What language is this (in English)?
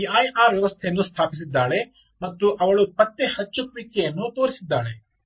Kannada